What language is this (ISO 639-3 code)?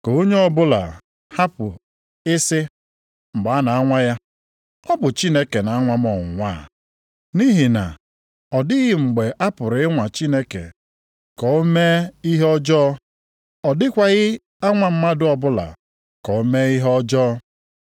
ibo